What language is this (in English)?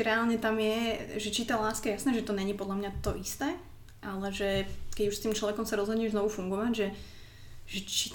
Slovak